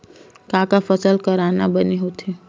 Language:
Chhattisgarhi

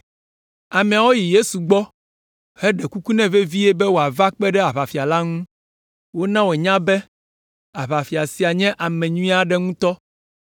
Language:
Ewe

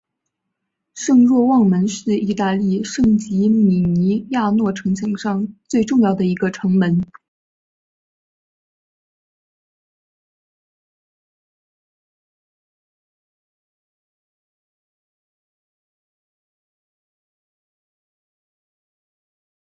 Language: Chinese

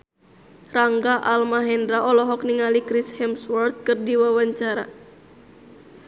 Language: Sundanese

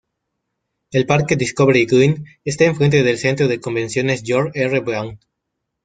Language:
Spanish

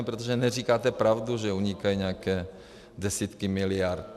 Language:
Czech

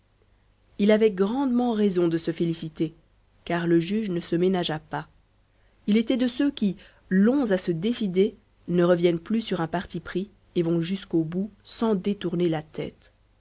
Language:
French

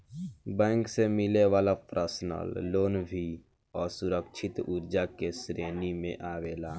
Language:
Bhojpuri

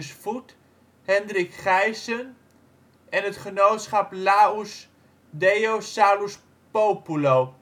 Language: Dutch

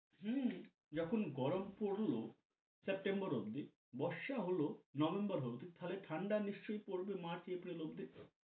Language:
Bangla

